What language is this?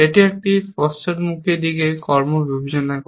Bangla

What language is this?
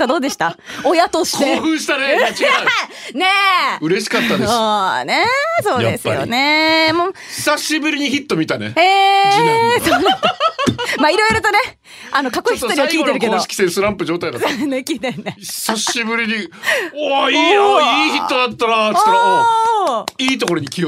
Japanese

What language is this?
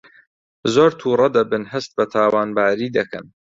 Central Kurdish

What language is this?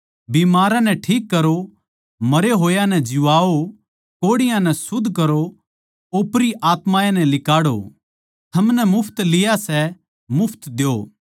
Haryanvi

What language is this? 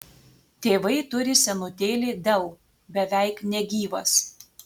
Lithuanian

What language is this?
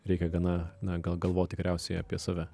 Lithuanian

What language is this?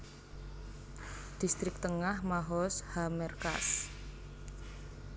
Javanese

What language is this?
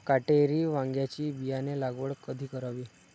Marathi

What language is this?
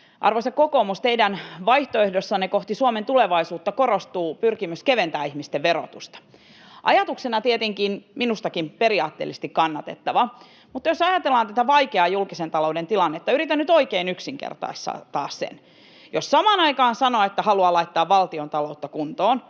Finnish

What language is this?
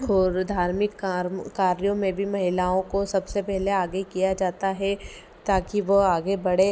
Hindi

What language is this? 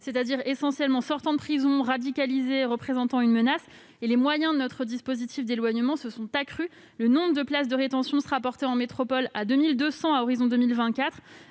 French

